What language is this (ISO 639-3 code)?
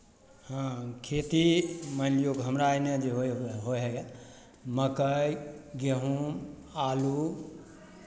mai